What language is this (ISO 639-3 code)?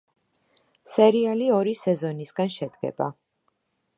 kat